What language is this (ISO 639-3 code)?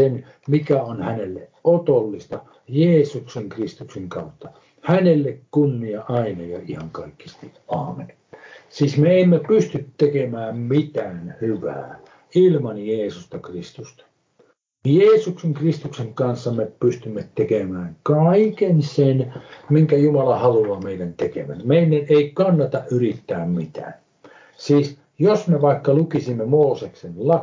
fin